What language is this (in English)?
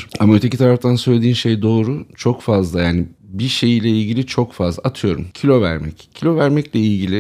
Turkish